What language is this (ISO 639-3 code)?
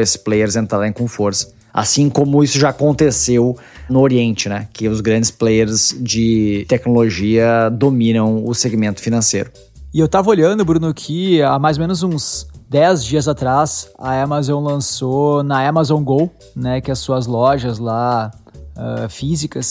por